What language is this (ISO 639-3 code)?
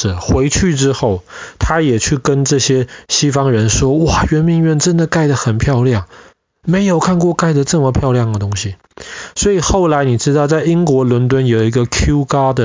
zho